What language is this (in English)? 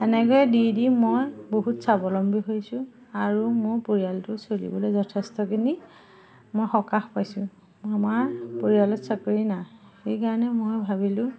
Assamese